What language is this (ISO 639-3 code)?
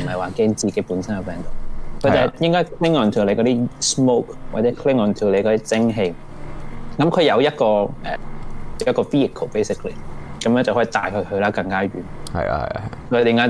zho